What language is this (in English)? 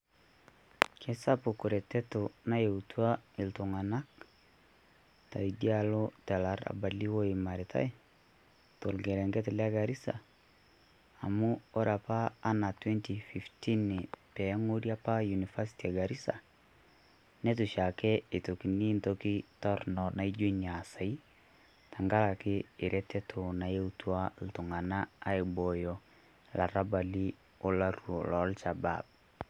Masai